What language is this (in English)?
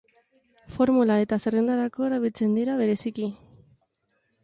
Basque